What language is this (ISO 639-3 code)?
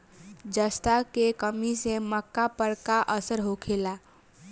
bho